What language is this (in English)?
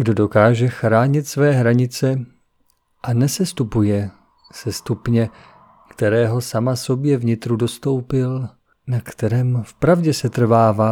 Czech